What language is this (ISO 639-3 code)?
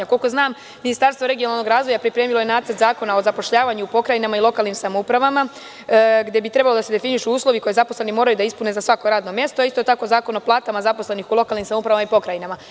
srp